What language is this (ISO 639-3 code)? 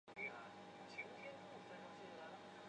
zho